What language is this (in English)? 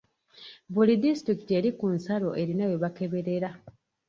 Ganda